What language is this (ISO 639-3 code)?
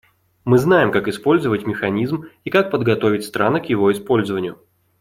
rus